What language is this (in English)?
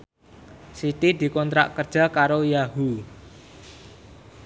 Javanese